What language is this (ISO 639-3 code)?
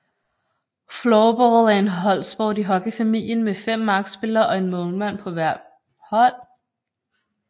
dan